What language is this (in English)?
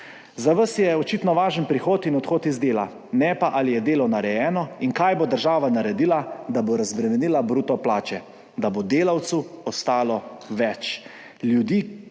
Slovenian